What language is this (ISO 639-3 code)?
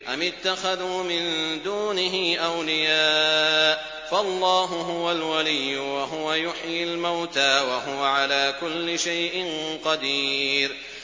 ara